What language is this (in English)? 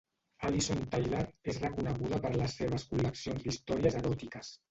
Catalan